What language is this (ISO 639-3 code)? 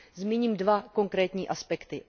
ces